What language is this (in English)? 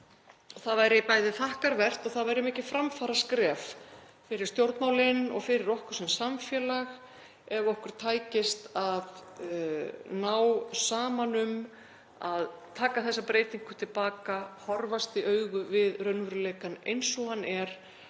Icelandic